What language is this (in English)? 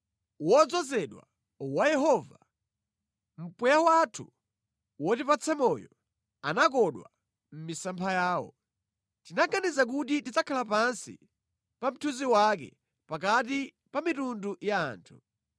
Nyanja